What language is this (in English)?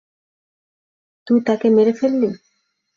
Bangla